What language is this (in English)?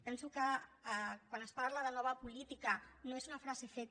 Catalan